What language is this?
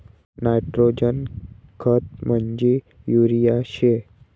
Marathi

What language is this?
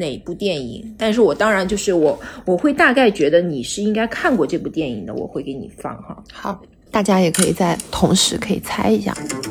Chinese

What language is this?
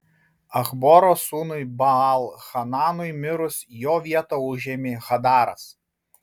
Lithuanian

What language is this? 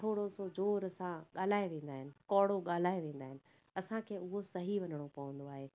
Sindhi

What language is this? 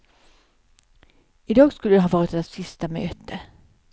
Swedish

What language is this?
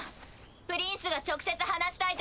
Japanese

